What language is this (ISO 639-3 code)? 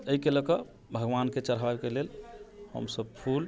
mai